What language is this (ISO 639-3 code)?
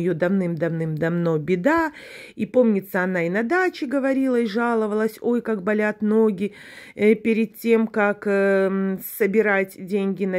rus